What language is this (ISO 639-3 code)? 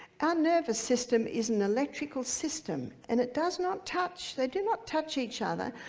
eng